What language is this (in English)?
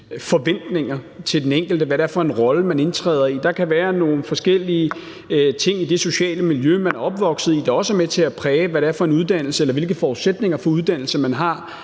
Danish